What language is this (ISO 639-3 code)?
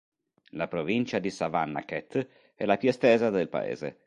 ita